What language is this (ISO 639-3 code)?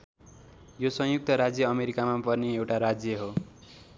nep